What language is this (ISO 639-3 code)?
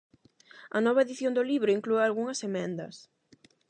glg